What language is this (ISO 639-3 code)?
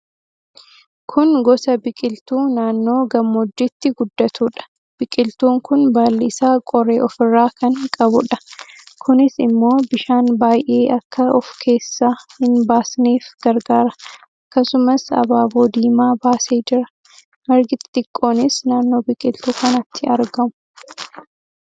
orm